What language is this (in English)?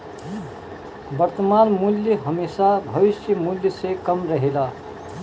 Bhojpuri